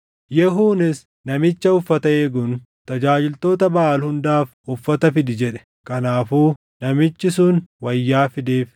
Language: Oromo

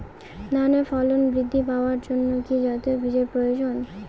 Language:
Bangla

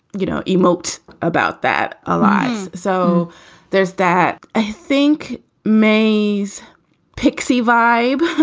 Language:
English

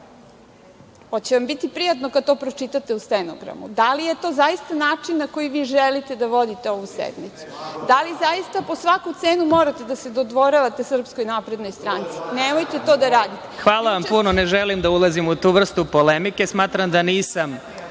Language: Serbian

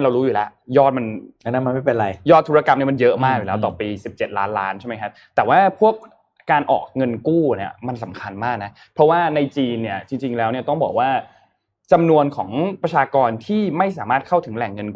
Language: Thai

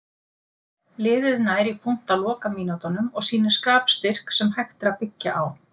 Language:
Icelandic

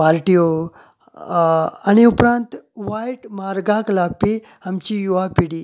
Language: Konkani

